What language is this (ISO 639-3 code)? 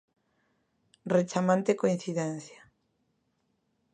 glg